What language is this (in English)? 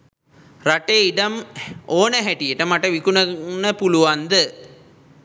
Sinhala